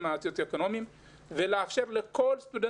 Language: Hebrew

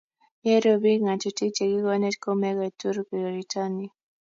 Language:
Kalenjin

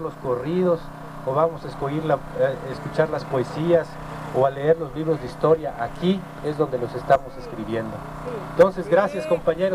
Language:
Spanish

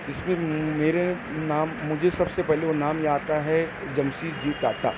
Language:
Urdu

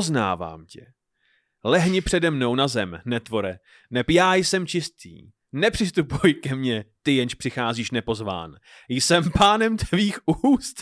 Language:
Czech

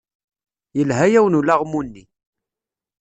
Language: Kabyle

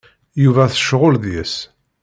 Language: Kabyle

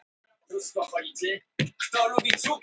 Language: Icelandic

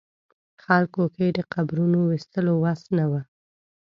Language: Pashto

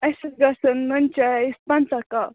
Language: Kashmiri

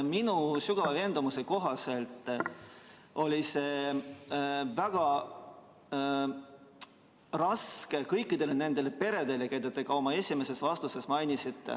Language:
Estonian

